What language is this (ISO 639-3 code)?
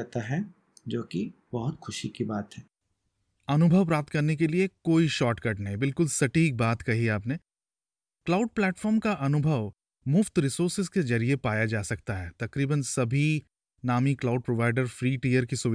hin